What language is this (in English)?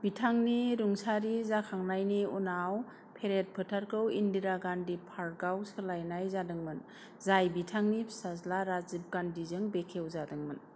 Bodo